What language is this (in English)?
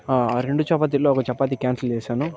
Telugu